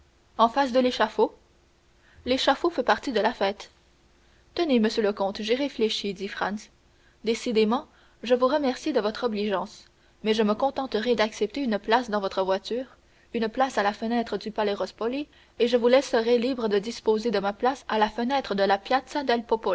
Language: French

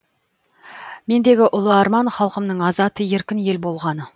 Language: Kazakh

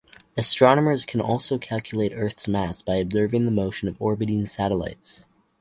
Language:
English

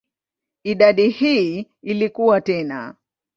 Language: Swahili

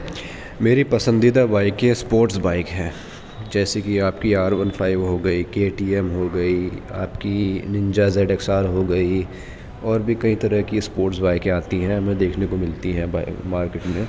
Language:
Urdu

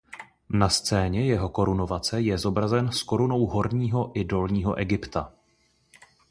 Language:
Czech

